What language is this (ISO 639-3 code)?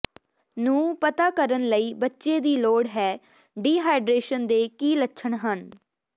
pan